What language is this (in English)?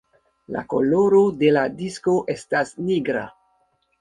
Esperanto